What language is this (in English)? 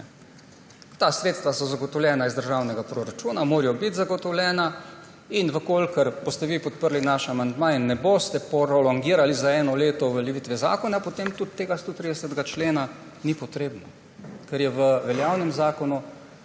Slovenian